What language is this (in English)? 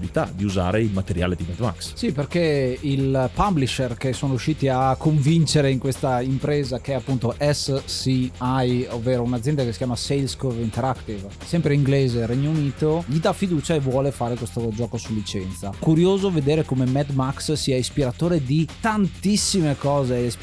Italian